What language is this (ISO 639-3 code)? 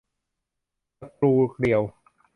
tha